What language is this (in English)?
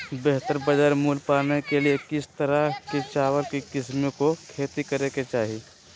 Magahi